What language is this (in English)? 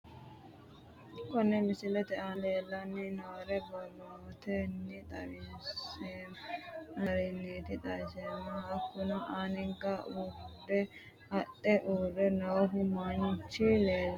Sidamo